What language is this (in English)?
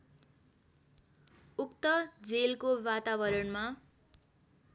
Nepali